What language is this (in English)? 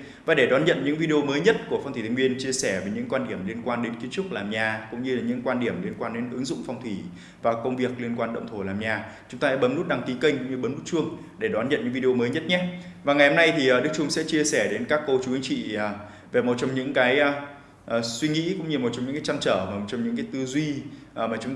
Vietnamese